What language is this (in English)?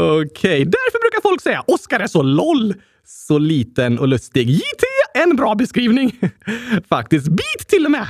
Swedish